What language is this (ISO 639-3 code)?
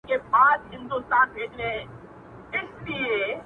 pus